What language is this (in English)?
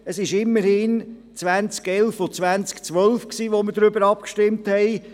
Swiss German